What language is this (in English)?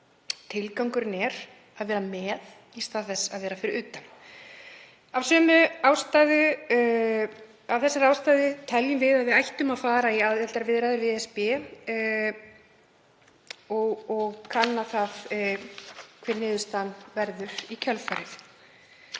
Icelandic